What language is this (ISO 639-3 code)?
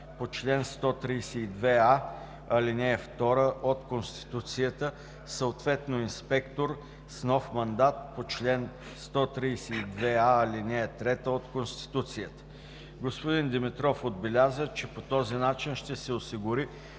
bul